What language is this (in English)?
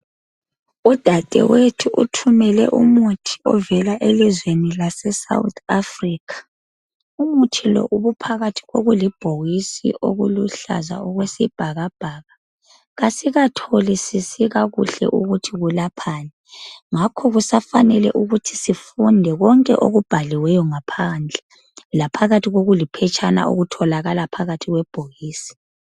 North Ndebele